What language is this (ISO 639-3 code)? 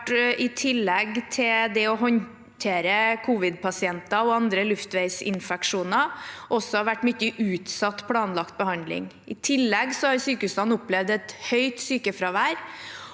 nor